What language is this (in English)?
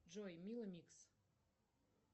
Russian